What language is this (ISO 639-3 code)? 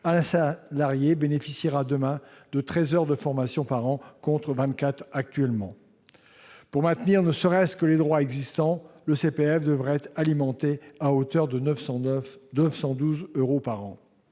fra